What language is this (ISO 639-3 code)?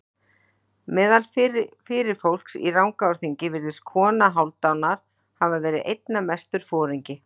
isl